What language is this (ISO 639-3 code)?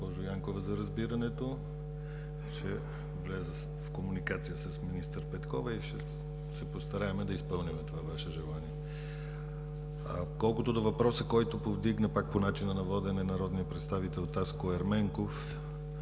bul